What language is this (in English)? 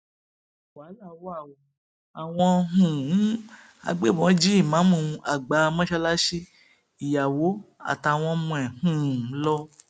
Yoruba